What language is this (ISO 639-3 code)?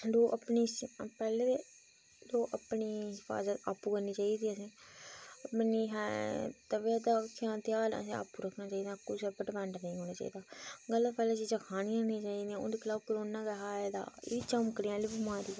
doi